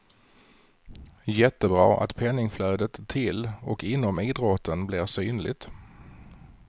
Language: Swedish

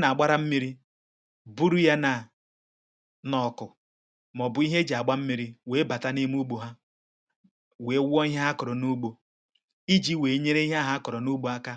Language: Igbo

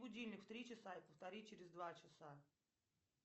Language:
Russian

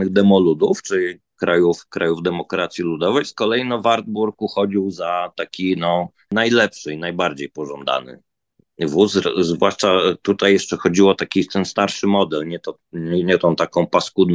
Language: Polish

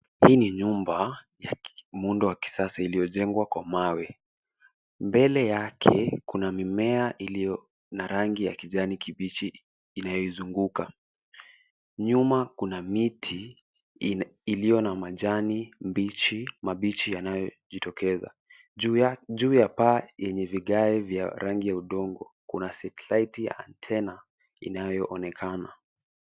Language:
Swahili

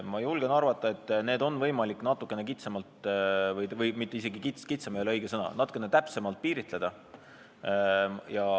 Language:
Estonian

